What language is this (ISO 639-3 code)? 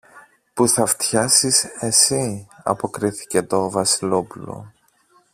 ell